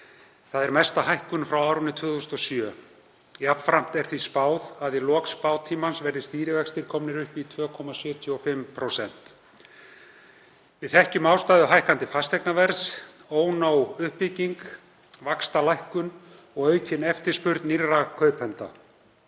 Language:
Icelandic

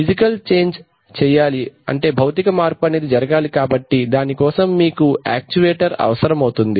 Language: Telugu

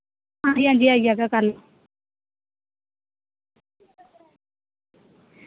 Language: Dogri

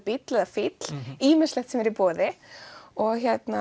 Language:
Icelandic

